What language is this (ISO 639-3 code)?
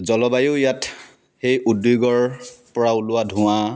asm